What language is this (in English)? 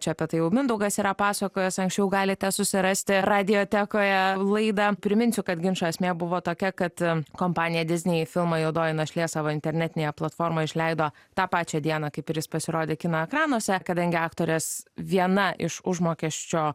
Lithuanian